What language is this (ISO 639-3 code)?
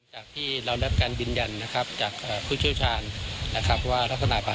tha